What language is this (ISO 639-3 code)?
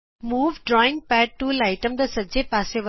pan